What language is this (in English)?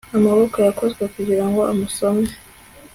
Kinyarwanda